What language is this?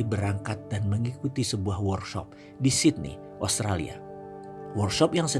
Indonesian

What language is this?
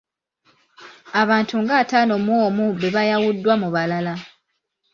Ganda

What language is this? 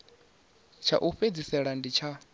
Venda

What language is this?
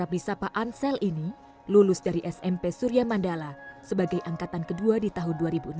Indonesian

